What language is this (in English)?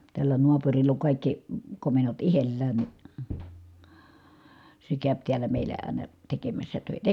Finnish